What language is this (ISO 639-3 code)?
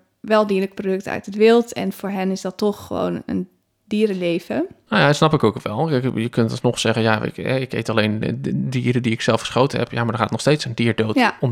nld